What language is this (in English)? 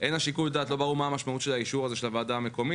Hebrew